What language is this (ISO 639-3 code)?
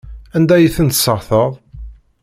kab